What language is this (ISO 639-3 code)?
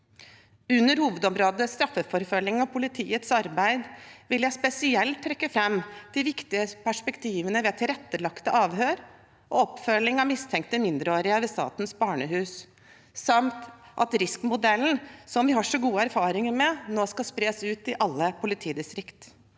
nor